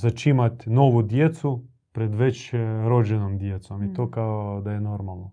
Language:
Croatian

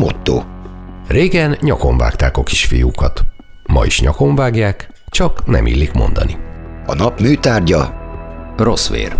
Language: Hungarian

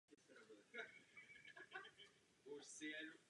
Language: Czech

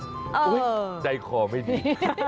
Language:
Thai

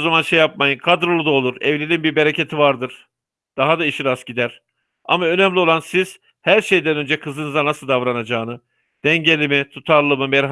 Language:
Turkish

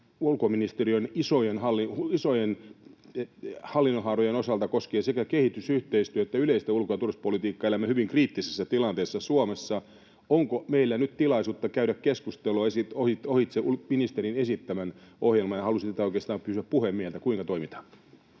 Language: Finnish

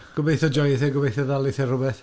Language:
Welsh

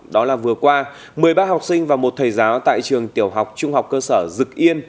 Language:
Vietnamese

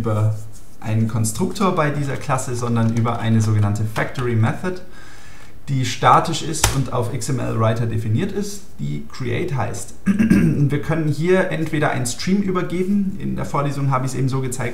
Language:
German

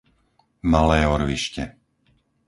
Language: Slovak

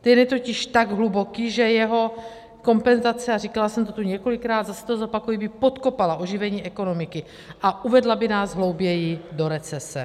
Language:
Czech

